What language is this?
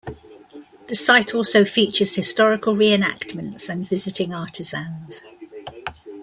English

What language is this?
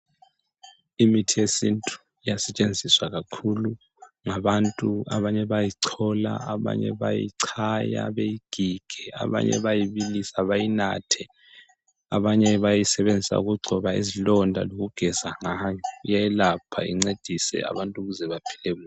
North Ndebele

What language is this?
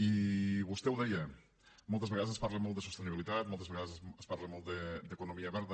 Catalan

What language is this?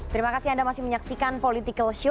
Indonesian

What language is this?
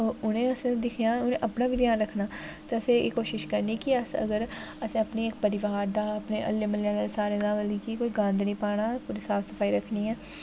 Dogri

